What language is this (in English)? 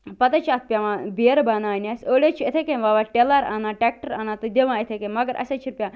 Kashmiri